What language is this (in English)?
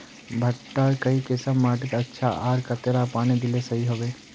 Magahi